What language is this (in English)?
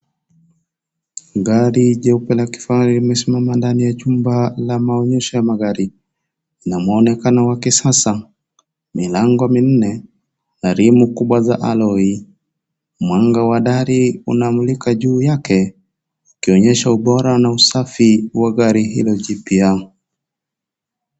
Swahili